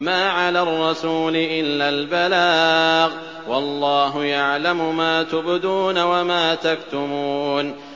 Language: Arabic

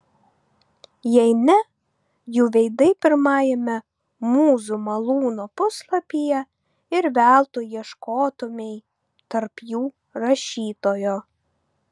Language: Lithuanian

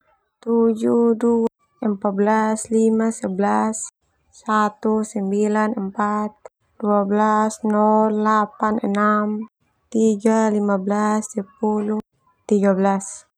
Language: Termanu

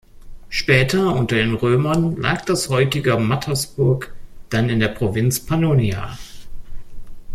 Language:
German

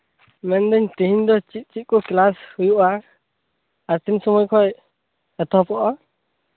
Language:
Santali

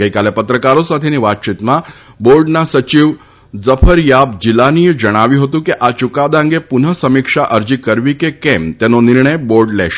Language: Gujarati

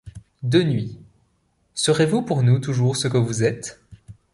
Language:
French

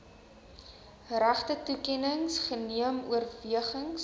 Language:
Afrikaans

